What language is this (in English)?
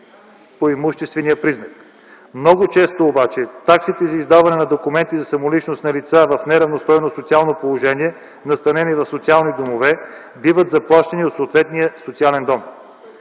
Bulgarian